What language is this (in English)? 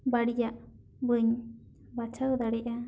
Santali